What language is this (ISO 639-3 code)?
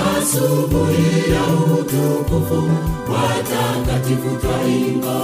swa